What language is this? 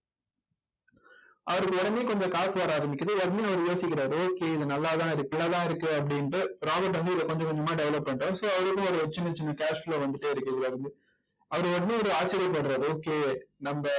Tamil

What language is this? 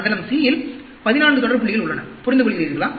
Tamil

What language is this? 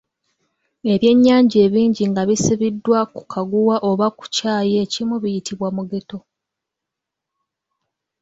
Ganda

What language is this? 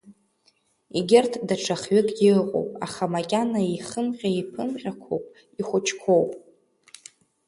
Abkhazian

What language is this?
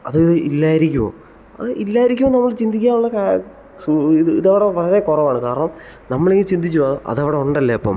Malayalam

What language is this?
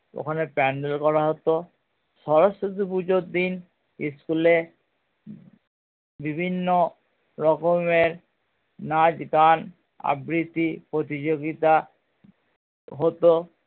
Bangla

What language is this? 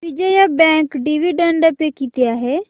Marathi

